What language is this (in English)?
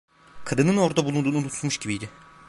Turkish